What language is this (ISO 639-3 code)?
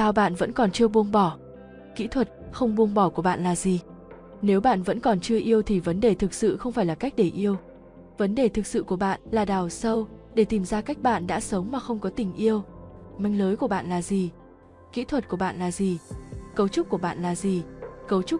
vie